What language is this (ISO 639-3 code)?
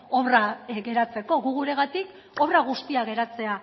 eus